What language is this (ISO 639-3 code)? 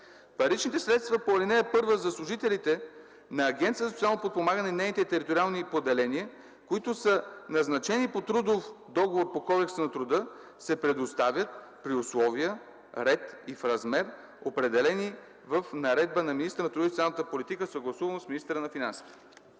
bul